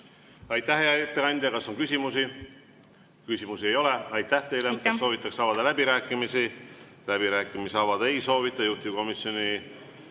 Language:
Estonian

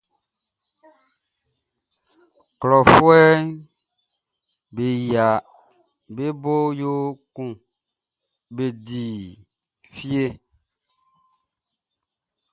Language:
Baoulé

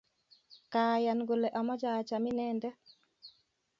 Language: Kalenjin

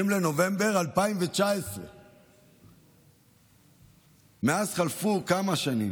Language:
Hebrew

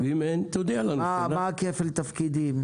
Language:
Hebrew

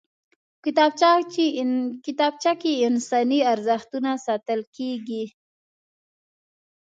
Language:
Pashto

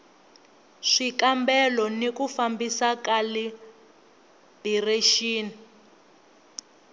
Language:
Tsonga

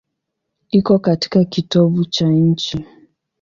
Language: Swahili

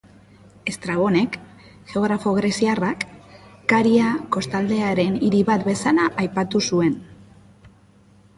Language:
Basque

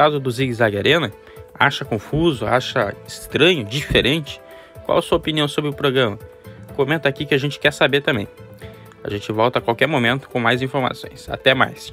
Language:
Portuguese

